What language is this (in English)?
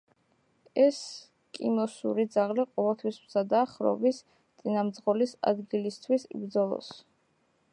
Georgian